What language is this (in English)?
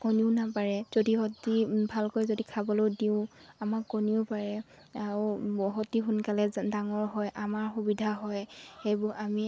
Assamese